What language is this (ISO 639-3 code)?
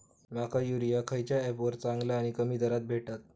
mar